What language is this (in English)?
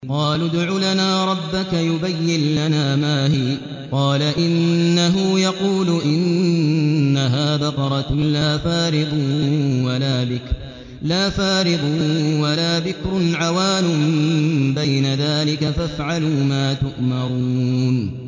Arabic